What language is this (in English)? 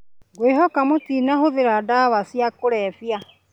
Kikuyu